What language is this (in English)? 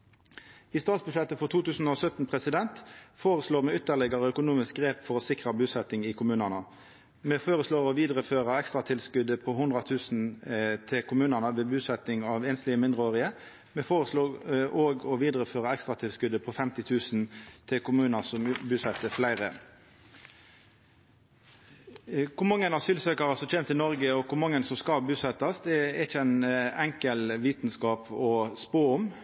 Norwegian Nynorsk